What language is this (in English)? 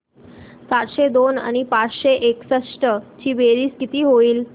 Marathi